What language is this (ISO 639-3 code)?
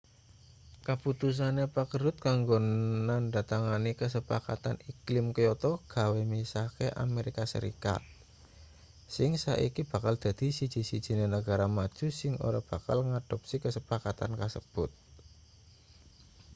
jav